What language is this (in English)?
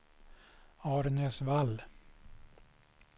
Swedish